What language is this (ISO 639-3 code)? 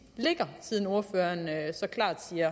dan